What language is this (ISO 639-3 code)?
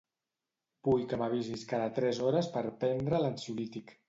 cat